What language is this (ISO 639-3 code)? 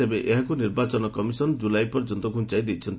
ori